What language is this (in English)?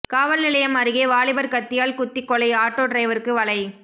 Tamil